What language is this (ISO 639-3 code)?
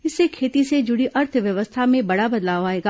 hin